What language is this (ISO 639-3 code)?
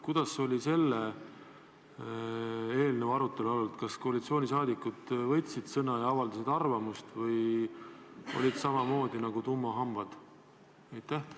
est